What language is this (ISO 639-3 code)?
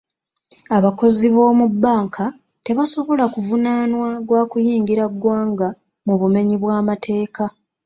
lug